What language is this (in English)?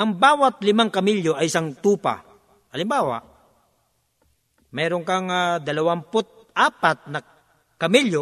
Filipino